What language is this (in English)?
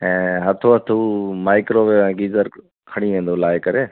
Sindhi